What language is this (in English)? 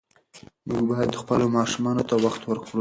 Pashto